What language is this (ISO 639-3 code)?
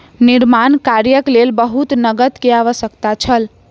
mai